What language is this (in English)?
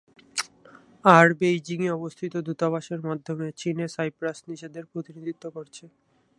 Bangla